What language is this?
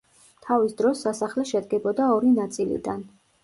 Georgian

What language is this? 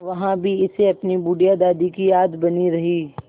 Hindi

